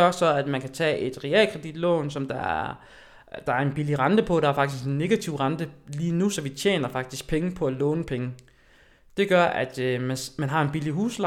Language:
Danish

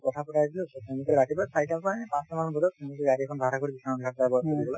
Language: Assamese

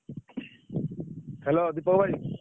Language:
Odia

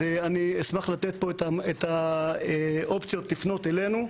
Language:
Hebrew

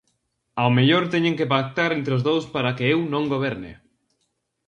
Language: Galician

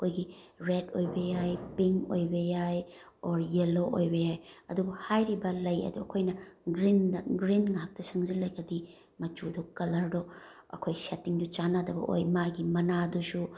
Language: Manipuri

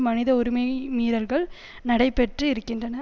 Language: Tamil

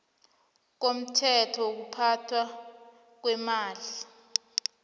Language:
South Ndebele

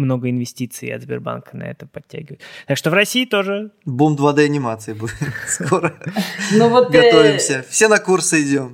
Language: Russian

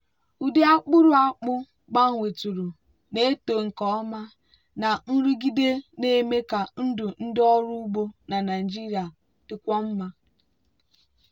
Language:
Igbo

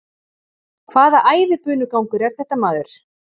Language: Icelandic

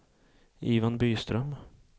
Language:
Swedish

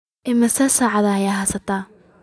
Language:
Somali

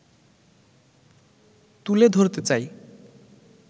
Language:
Bangla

